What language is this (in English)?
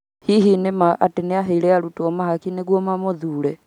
Kikuyu